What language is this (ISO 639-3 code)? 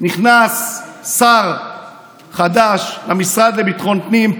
heb